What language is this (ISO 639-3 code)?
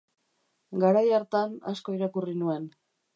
eus